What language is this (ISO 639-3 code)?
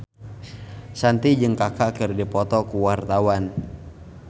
sun